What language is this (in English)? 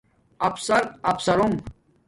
Domaaki